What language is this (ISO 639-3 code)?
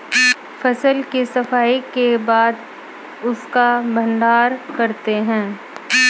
hin